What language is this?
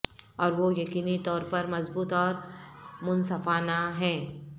Urdu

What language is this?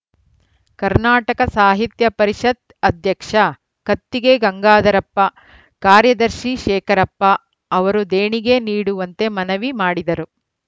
Kannada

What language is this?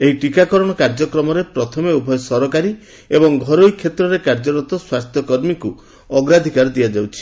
Odia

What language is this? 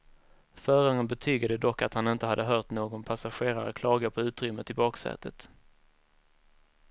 Swedish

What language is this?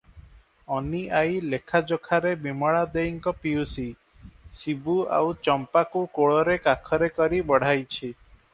Odia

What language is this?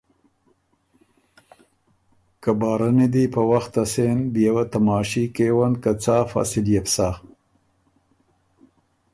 Ormuri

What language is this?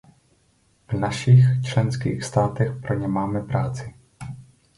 Czech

